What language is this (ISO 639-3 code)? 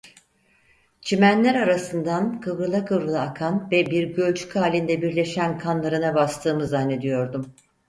tur